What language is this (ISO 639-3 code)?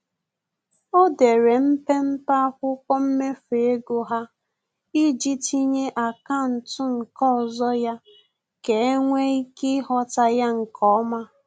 ibo